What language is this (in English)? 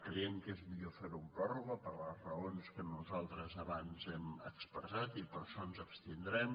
Catalan